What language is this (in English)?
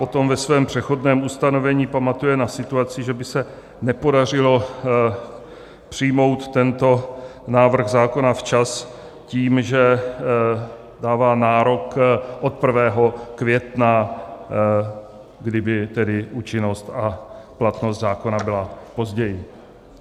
Czech